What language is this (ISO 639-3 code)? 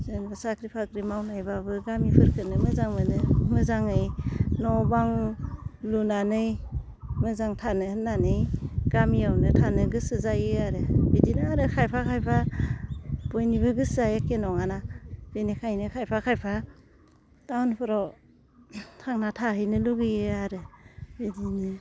brx